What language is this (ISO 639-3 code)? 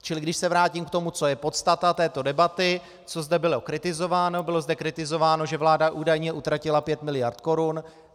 ces